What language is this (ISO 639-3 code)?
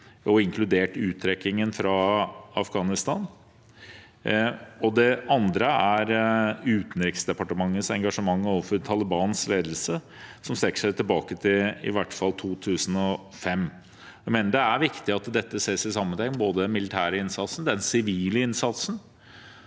nor